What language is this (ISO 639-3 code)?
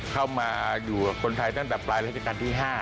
tha